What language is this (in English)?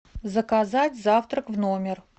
Russian